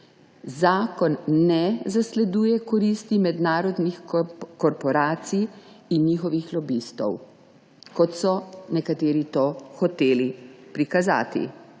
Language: Slovenian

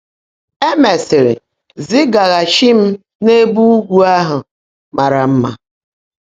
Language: Igbo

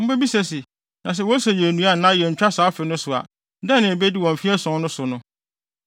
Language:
Akan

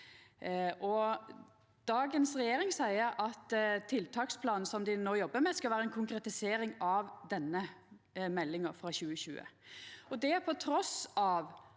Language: Norwegian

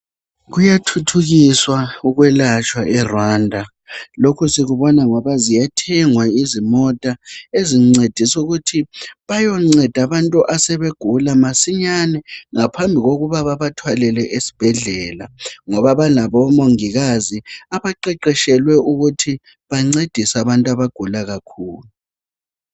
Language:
North Ndebele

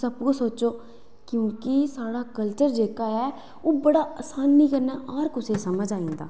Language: Dogri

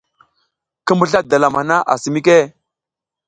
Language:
South Giziga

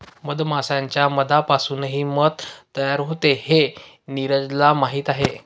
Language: Marathi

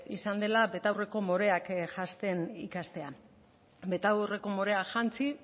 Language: Basque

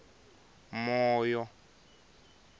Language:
Tsonga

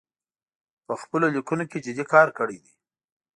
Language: Pashto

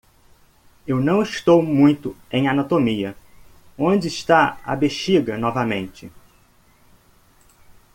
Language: Portuguese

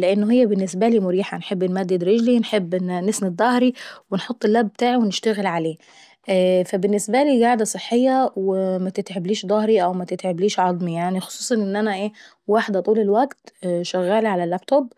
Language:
Saidi Arabic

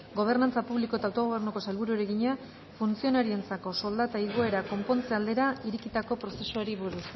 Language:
Basque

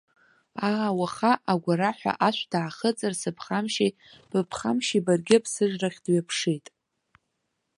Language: Abkhazian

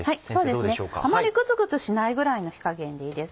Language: Japanese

